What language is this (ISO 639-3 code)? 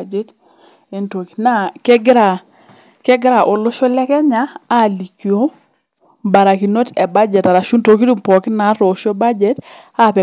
mas